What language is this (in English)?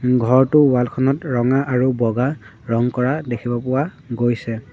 Assamese